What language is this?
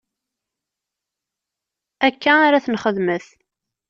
Kabyle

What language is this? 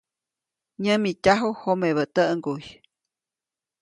Copainalá Zoque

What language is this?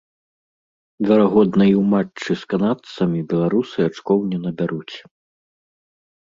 Belarusian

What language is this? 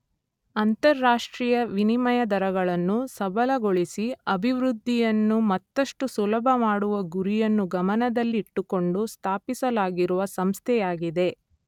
Kannada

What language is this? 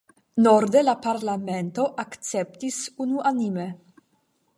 Esperanto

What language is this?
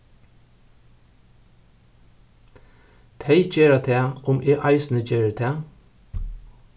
Faroese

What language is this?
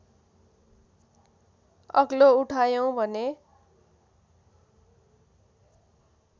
Nepali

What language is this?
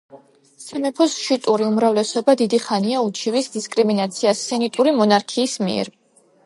Georgian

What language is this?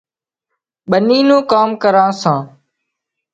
Wadiyara Koli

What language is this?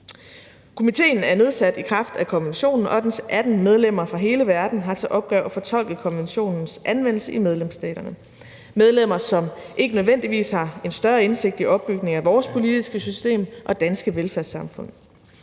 Danish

